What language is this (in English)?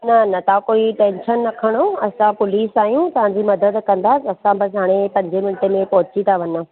Sindhi